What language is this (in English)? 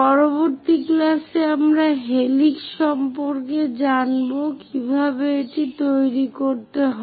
Bangla